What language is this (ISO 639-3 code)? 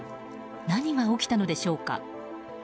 jpn